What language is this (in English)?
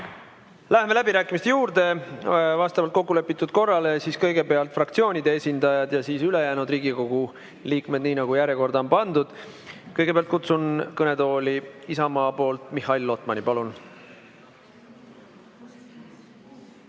Estonian